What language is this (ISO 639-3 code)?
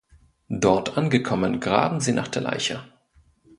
deu